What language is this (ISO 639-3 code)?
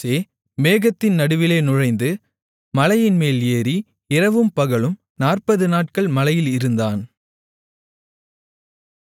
tam